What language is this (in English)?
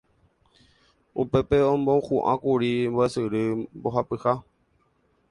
Guarani